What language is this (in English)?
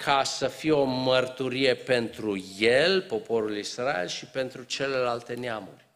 Romanian